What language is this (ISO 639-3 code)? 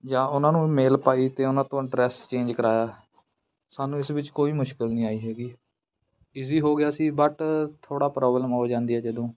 pan